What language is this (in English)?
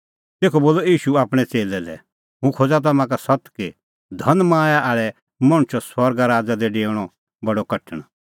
Kullu Pahari